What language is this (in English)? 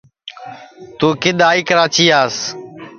Sansi